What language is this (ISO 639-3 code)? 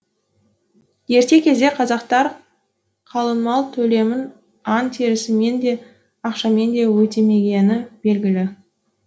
kaz